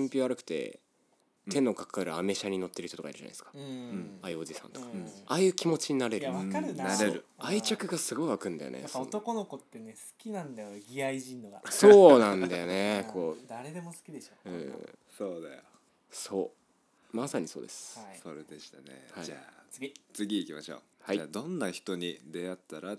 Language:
Japanese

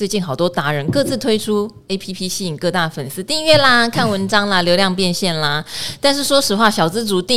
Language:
Chinese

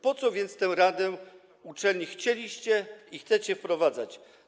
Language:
Polish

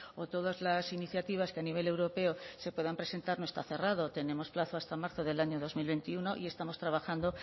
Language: Spanish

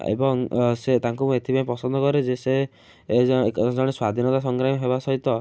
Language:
Odia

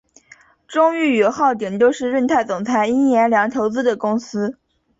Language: Chinese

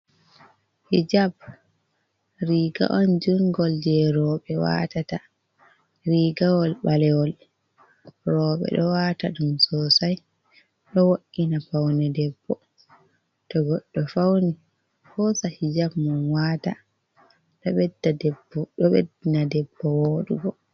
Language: Fula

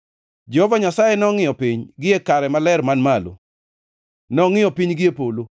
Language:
Luo (Kenya and Tanzania)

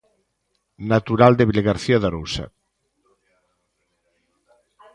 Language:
Galician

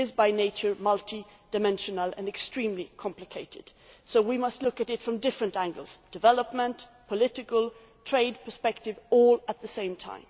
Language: English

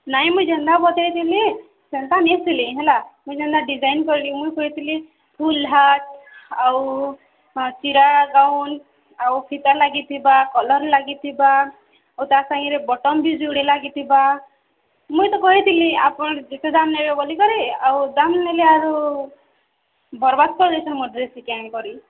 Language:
Odia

